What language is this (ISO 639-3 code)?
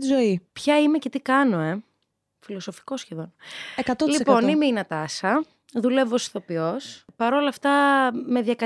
ell